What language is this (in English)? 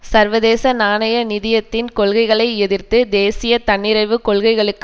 Tamil